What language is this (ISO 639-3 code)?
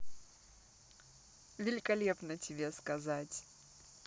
rus